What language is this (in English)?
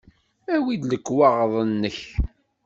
Kabyle